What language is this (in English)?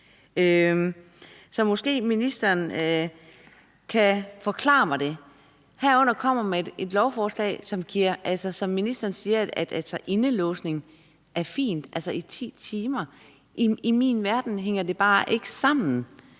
Danish